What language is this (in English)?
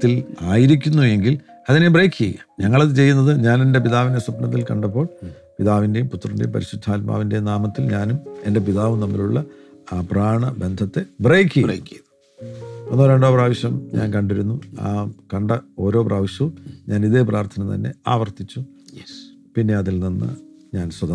Malayalam